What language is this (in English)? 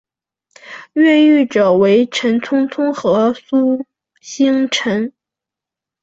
Chinese